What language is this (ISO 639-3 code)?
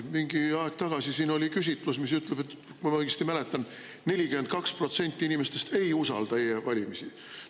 est